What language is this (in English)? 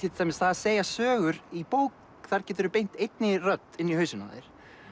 Icelandic